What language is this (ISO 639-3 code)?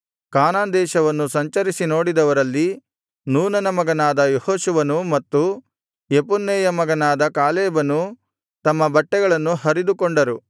kan